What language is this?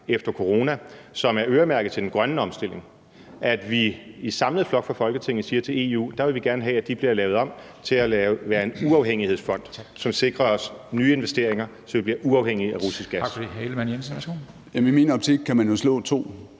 Danish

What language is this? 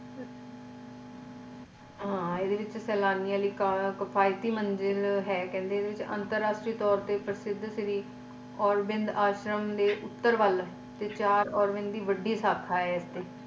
Punjabi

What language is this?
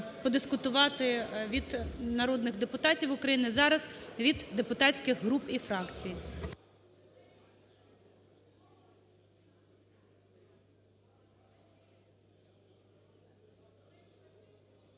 Ukrainian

